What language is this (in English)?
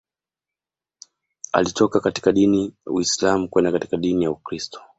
Swahili